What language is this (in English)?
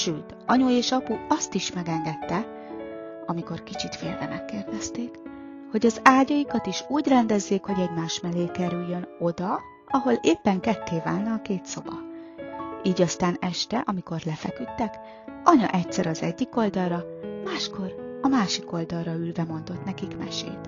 Hungarian